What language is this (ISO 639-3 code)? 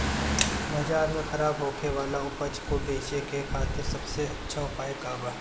bho